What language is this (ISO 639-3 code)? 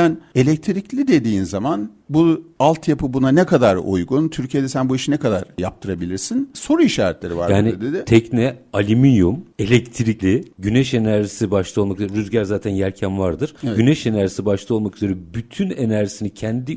tur